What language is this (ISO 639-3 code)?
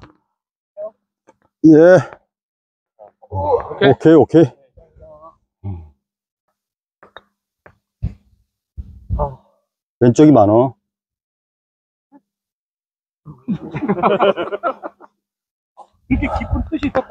kor